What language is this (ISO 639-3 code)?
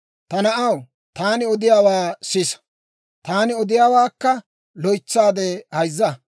dwr